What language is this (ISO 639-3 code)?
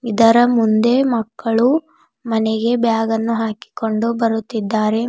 kan